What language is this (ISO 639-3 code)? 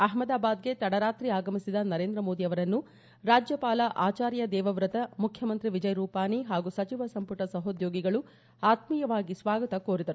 kan